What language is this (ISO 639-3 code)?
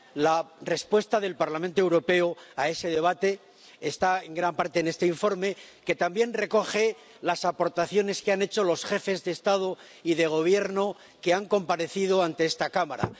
spa